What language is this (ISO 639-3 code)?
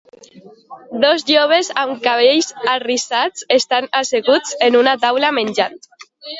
cat